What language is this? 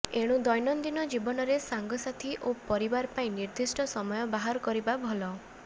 Odia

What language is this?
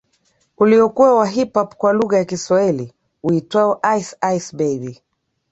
Swahili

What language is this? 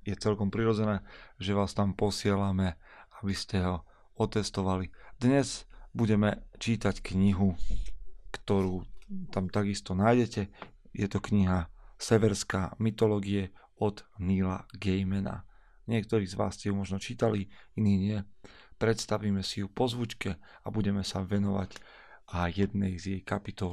Slovak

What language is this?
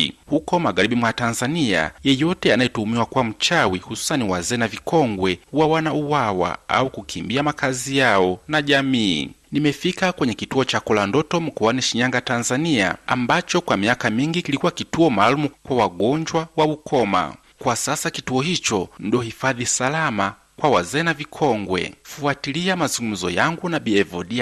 Swahili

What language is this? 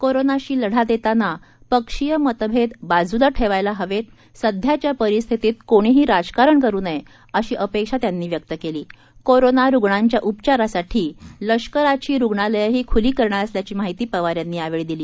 Marathi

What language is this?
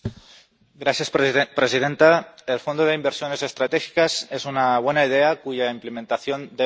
Spanish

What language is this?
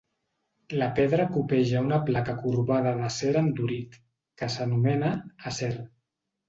Catalan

